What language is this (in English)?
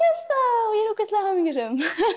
Icelandic